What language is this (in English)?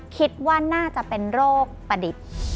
Thai